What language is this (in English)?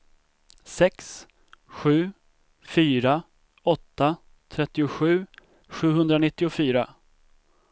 Swedish